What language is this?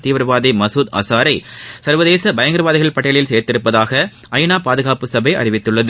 Tamil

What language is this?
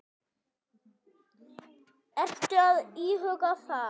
Icelandic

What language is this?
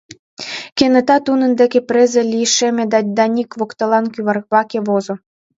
Mari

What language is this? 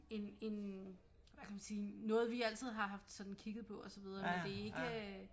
Danish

